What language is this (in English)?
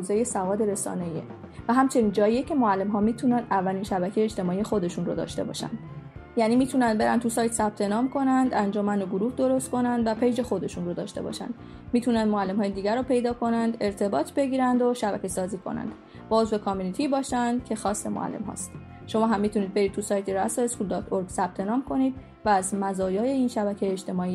Persian